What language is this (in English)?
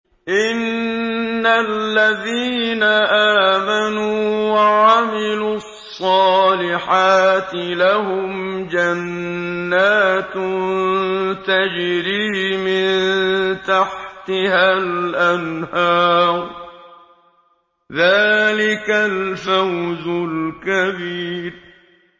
Arabic